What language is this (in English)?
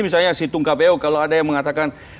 Indonesian